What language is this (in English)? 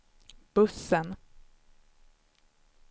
Swedish